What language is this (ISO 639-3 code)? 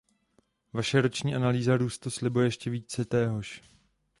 ces